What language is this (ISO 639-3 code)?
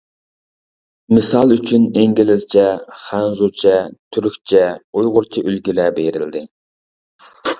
uig